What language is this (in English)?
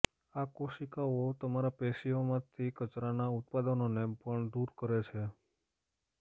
Gujarati